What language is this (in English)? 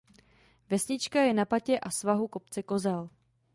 Czech